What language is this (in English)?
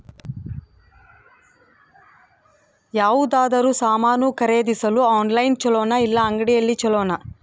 Kannada